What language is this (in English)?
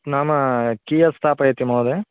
Sanskrit